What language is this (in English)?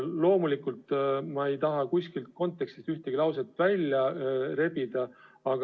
Estonian